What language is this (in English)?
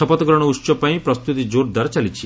Odia